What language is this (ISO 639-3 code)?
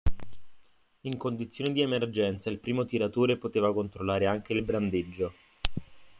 ita